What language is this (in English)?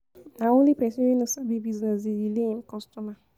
Nigerian Pidgin